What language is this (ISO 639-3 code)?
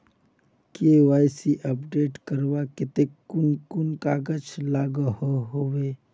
mag